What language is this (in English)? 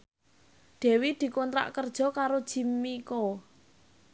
Javanese